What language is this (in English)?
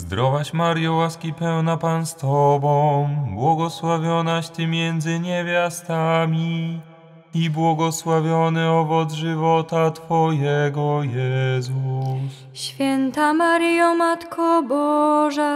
Polish